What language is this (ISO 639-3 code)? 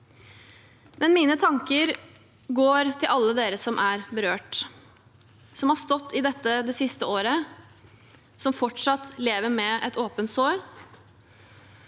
nor